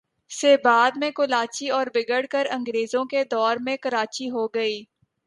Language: Urdu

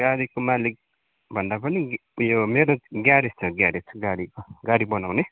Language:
Nepali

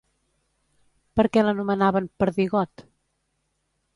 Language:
Catalan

